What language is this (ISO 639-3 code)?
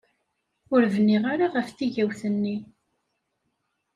kab